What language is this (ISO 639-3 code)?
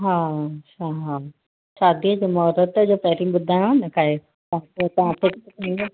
snd